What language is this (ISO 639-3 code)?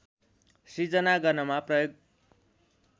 nep